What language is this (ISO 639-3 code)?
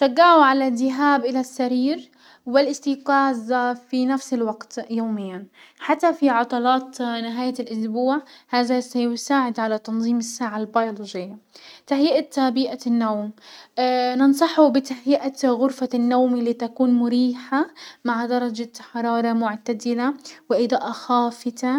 acw